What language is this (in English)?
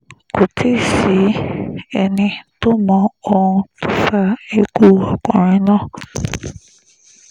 Yoruba